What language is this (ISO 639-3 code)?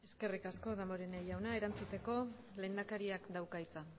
eus